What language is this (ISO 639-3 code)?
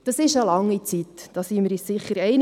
gsw